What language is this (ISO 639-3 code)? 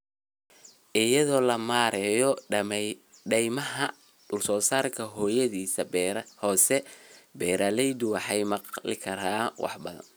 som